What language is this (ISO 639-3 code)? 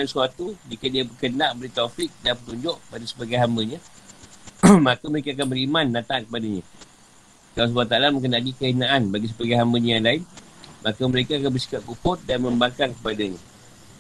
msa